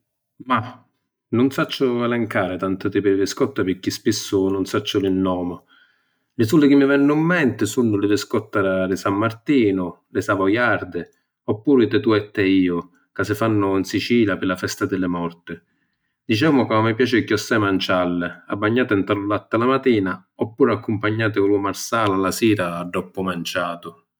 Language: Sicilian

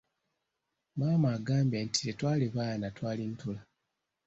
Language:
Ganda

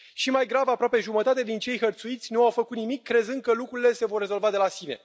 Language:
Romanian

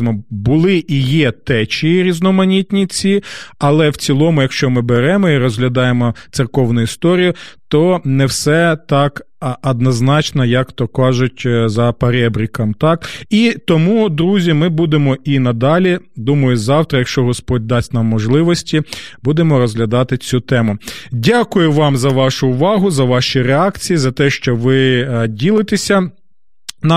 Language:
Ukrainian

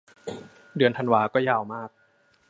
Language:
Thai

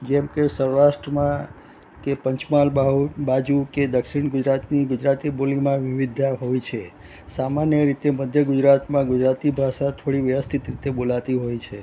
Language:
Gujarati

